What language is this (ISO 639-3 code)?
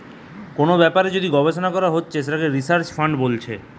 ben